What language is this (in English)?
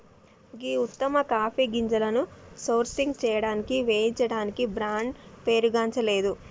Telugu